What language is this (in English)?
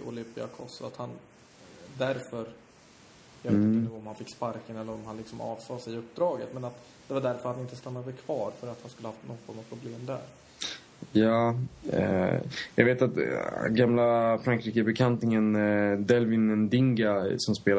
Swedish